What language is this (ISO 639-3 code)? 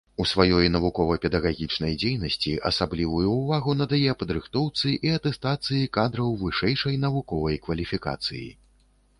bel